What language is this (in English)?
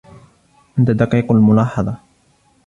Arabic